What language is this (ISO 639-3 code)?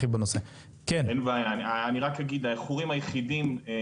heb